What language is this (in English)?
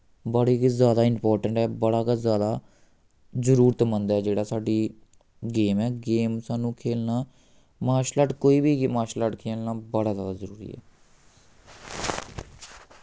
Dogri